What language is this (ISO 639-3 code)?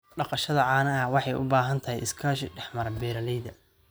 som